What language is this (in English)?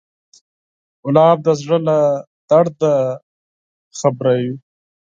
Pashto